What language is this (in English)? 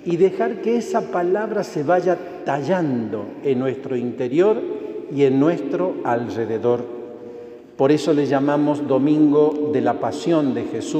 Spanish